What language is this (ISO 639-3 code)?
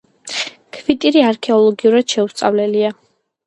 kat